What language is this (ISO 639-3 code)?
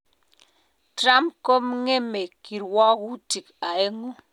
kln